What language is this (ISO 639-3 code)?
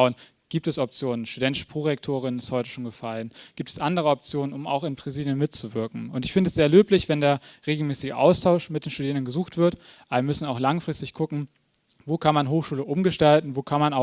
deu